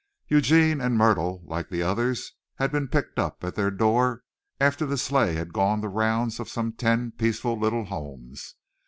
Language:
English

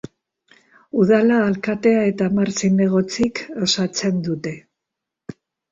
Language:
Basque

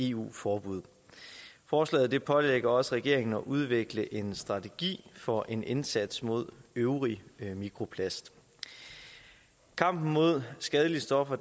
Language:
Danish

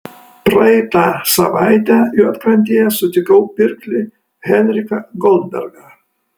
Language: Lithuanian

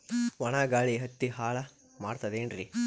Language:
Kannada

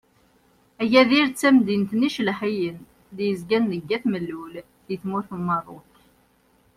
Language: Kabyle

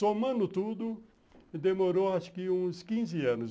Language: Portuguese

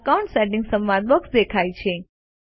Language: Gujarati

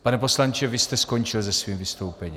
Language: Czech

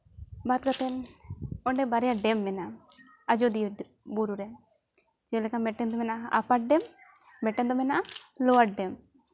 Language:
Santali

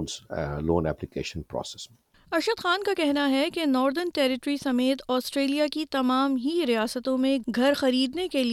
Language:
Urdu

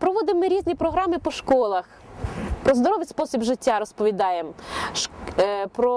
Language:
Ukrainian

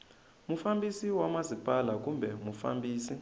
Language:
Tsonga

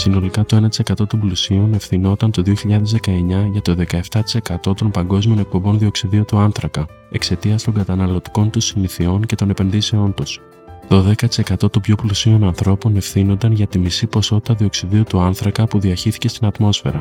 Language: Greek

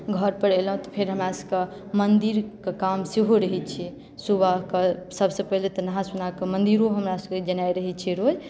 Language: Maithili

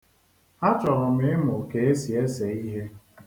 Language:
Igbo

